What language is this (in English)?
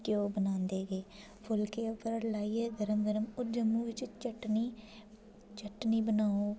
Dogri